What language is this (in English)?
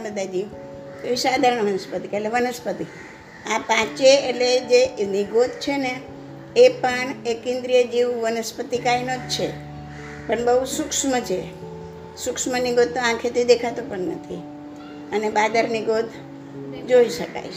Gujarati